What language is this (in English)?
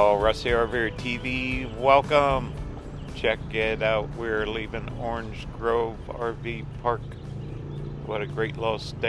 English